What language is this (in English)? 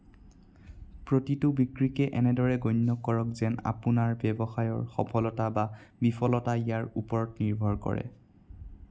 Assamese